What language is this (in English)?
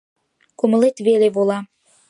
Mari